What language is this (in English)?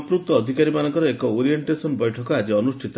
Odia